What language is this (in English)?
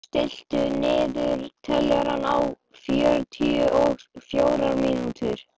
Icelandic